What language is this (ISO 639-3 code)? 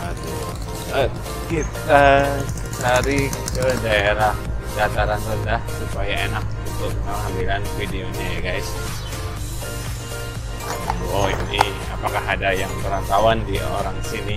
ind